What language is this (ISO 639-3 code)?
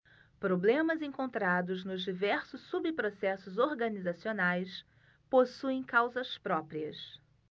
por